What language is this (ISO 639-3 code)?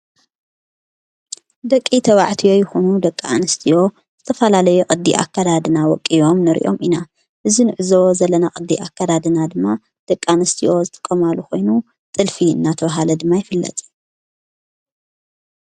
tir